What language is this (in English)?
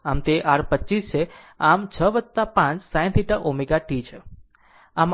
Gujarati